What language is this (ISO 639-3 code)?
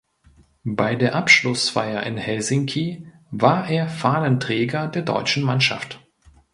deu